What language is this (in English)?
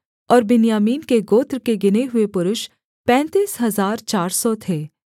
Hindi